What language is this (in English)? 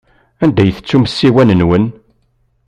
Kabyle